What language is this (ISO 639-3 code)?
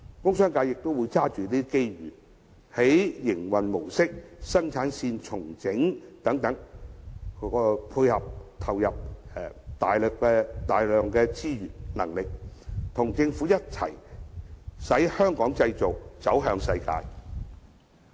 yue